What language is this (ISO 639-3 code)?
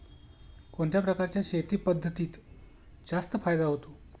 mar